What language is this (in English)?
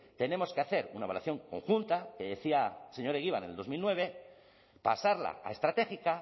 Spanish